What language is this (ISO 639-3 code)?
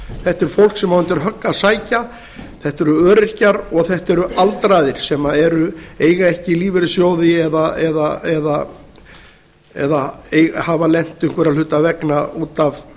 isl